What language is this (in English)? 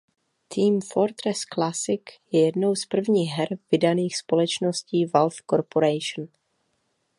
Czech